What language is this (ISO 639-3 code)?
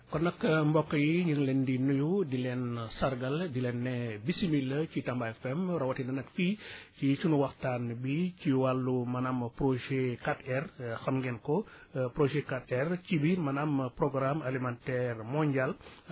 wol